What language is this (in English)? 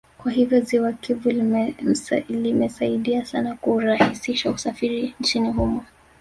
Swahili